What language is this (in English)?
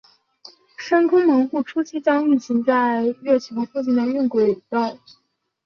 Chinese